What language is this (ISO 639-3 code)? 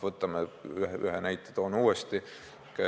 est